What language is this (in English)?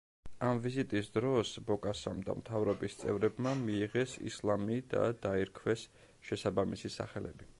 Georgian